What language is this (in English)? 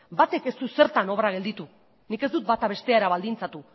Basque